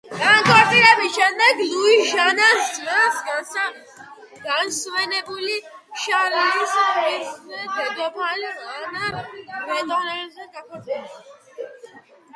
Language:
Georgian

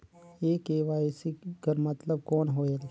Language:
Chhattisgarhi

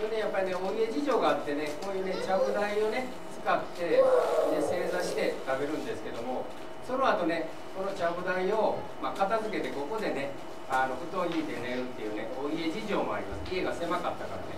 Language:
Japanese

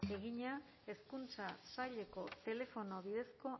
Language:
Basque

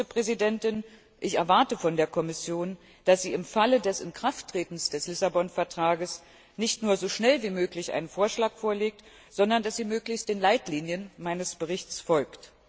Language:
German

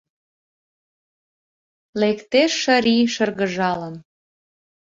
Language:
Mari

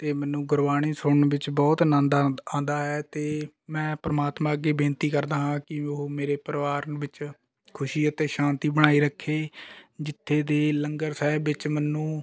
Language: Punjabi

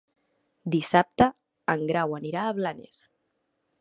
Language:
Catalan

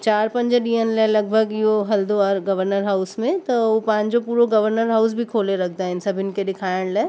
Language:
Sindhi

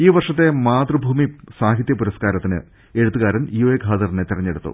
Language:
Malayalam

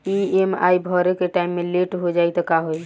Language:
Bhojpuri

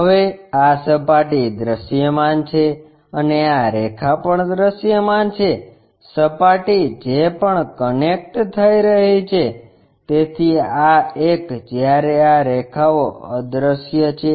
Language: Gujarati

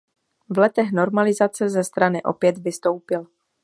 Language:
Czech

